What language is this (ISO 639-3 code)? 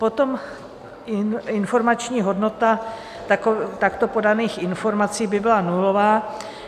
ces